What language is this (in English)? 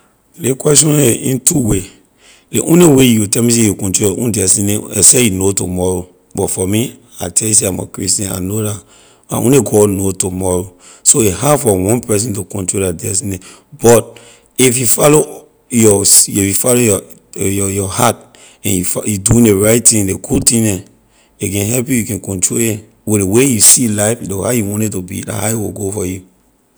Liberian English